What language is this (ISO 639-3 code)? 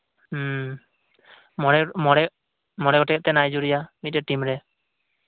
sat